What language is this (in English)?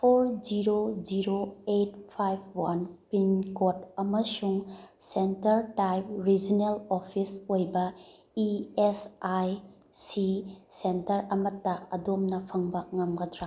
Manipuri